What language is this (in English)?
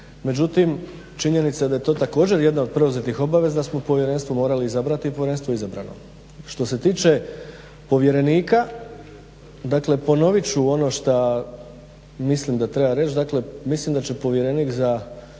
Croatian